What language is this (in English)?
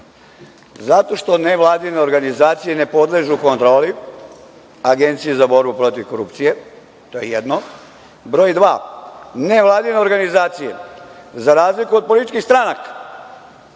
Serbian